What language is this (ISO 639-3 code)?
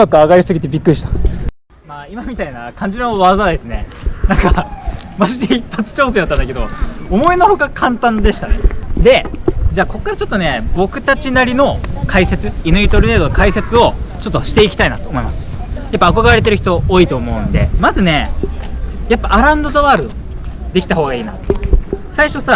jpn